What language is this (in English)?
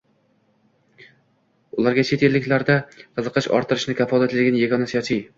Uzbek